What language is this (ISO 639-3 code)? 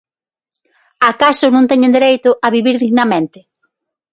glg